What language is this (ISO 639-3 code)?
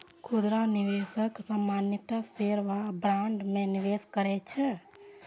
mai